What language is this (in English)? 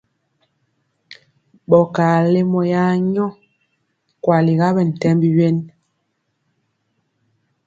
Mpiemo